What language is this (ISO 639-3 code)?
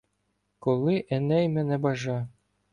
ukr